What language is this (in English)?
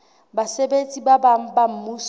Southern Sotho